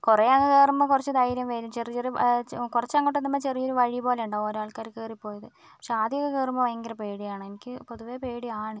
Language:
Malayalam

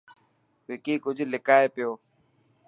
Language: Dhatki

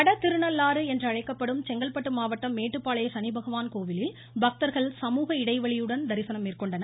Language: Tamil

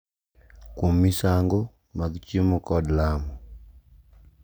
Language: Luo (Kenya and Tanzania)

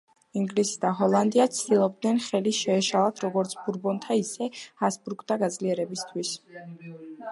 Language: Georgian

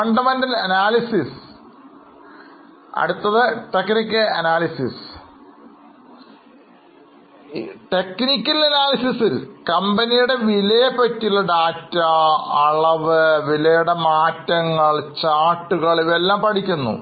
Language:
Malayalam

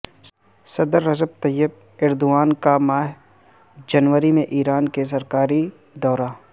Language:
Urdu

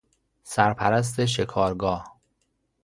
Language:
Persian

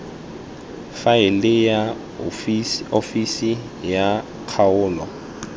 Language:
Tswana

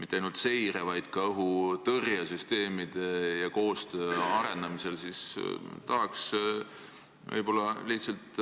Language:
Estonian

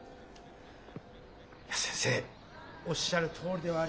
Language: Japanese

